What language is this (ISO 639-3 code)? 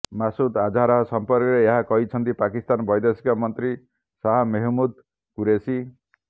ori